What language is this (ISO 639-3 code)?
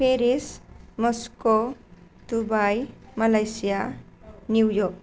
brx